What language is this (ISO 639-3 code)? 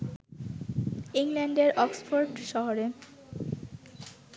ben